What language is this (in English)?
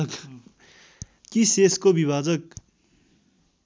Nepali